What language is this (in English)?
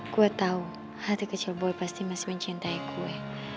Indonesian